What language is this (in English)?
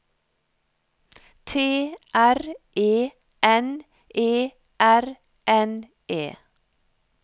Norwegian